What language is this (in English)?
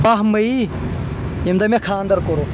Kashmiri